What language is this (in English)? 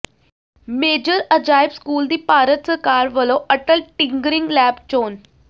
Punjabi